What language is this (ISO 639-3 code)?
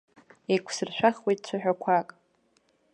abk